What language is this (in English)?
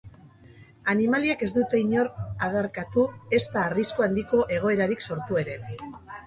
Basque